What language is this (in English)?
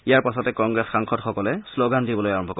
Assamese